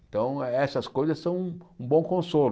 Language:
Portuguese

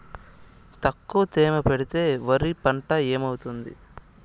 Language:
Telugu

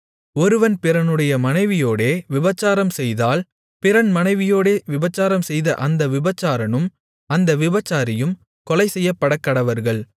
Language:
Tamil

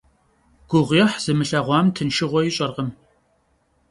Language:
Kabardian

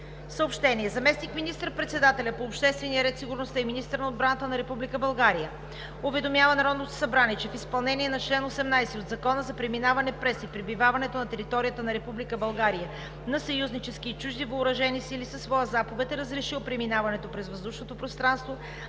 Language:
Bulgarian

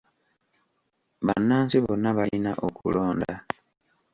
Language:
Ganda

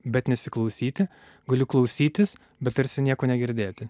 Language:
Lithuanian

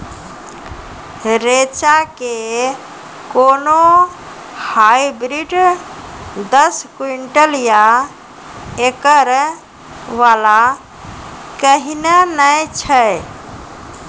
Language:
Maithili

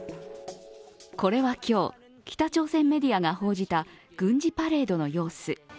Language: Japanese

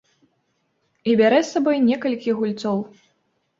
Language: Belarusian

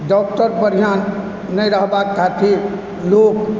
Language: Maithili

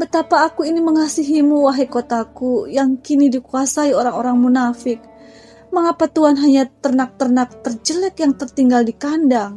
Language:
Indonesian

